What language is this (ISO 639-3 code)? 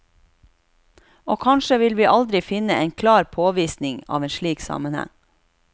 nor